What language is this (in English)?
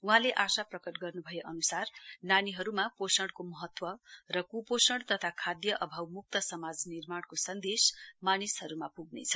Nepali